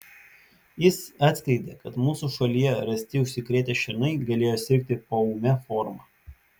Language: Lithuanian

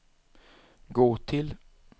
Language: Swedish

